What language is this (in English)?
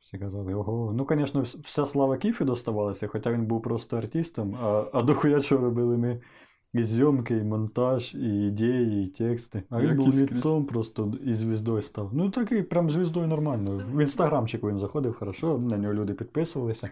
Ukrainian